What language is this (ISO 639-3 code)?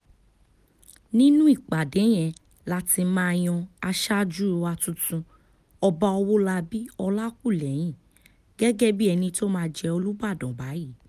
yor